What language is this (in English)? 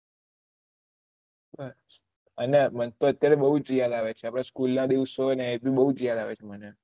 Gujarati